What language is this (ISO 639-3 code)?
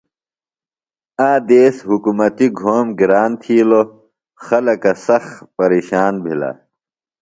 phl